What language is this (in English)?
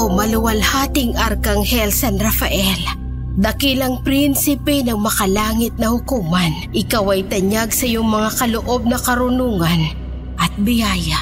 Filipino